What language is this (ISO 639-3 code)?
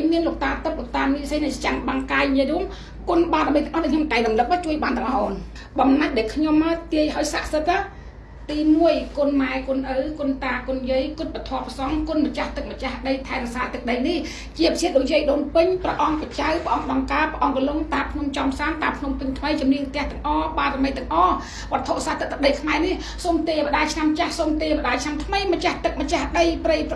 vie